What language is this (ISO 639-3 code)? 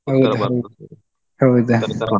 kan